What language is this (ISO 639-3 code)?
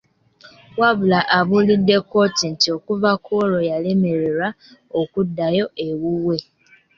lug